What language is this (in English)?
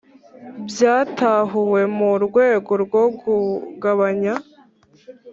Kinyarwanda